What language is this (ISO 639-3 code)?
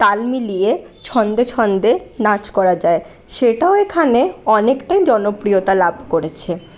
ben